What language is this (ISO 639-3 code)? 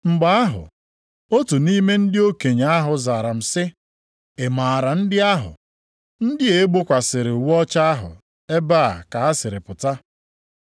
ibo